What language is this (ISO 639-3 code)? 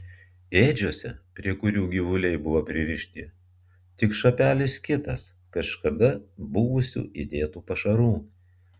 lit